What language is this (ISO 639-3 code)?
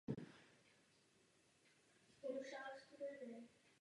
ces